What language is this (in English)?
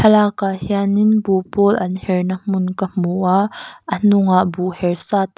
Mizo